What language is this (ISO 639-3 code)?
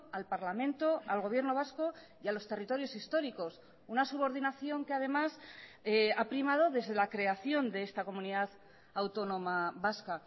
spa